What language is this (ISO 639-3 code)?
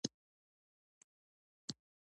pus